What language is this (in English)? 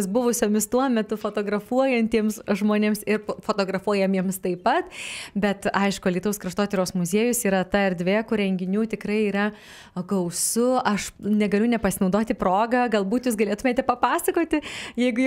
Lithuanian